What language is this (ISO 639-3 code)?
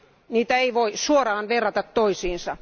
fin